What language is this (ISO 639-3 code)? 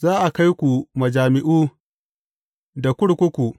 hau